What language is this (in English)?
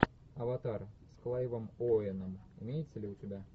Russian